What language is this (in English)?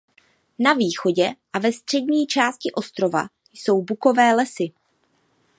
Czech